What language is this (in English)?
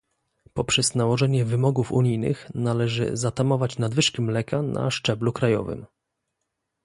Polish